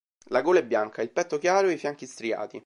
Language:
Italian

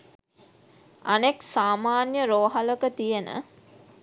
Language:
Sinhala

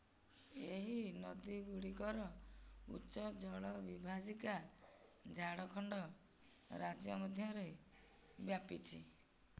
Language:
Odia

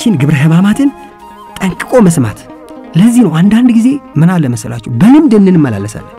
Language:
Arabic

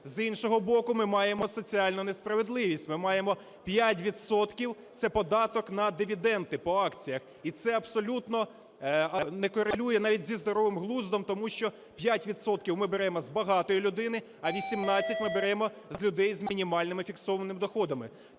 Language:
Ukrainian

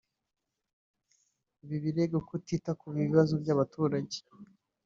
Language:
Kinyarwanda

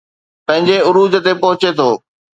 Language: Sindhi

